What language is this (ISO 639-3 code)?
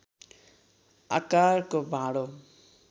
nep